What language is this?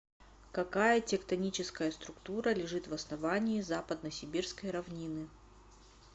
Russian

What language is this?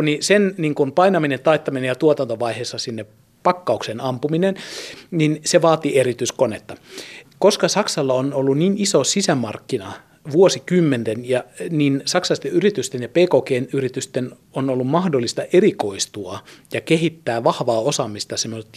Finnish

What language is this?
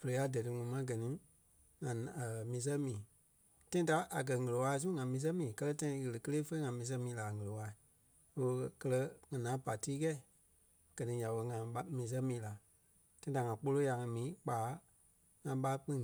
Kpelle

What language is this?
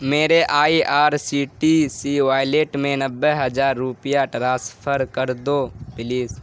Urdu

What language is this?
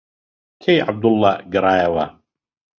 Central Kurdish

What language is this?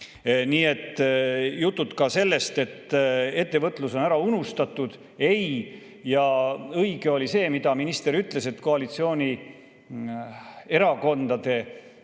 Estonian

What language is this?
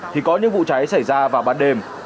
Vietnamese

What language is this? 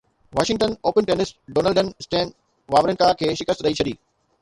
Sindhi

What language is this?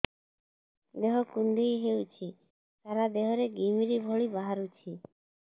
Odia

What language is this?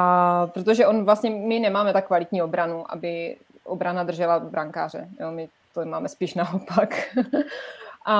Czech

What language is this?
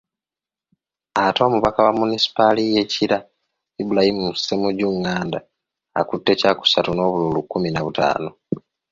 Ganda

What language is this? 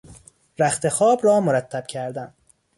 Persian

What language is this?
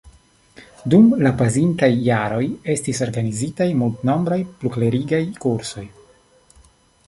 Esperanto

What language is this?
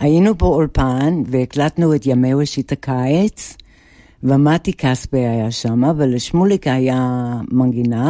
Hebrew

